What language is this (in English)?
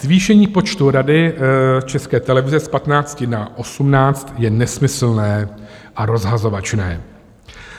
Czech